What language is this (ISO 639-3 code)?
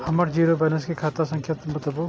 mai